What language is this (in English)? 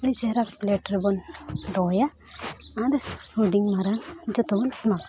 Santali